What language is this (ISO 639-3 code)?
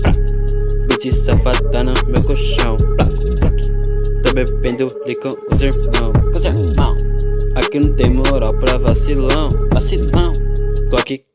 por